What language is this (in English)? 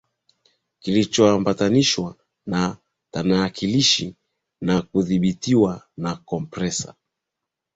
Swahili